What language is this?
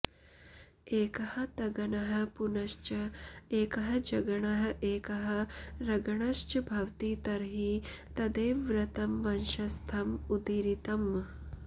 Sanskrit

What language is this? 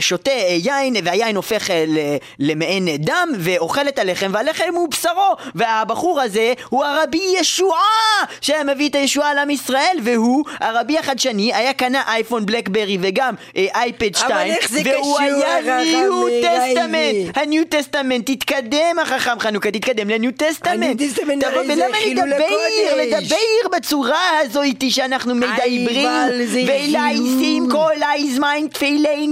Hebrew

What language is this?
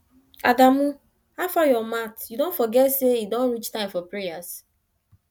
Nigerian Pidgin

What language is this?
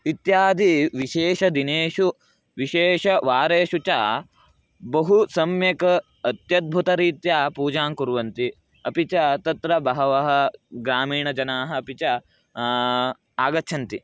Sanskrit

